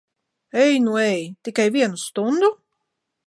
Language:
Latvian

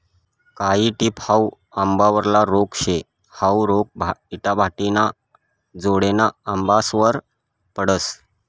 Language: Marathi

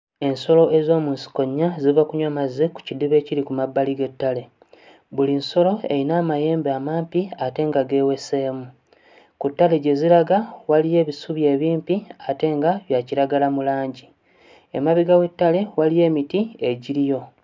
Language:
Ganda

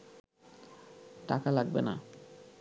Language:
Bangla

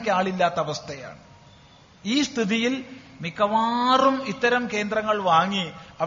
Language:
Malayalam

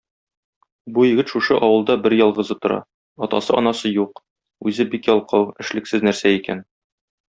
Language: Tatar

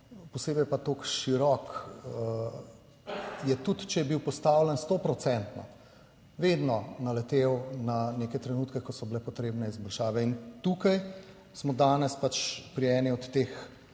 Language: Slovenian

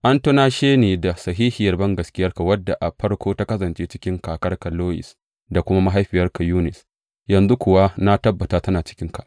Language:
Hausa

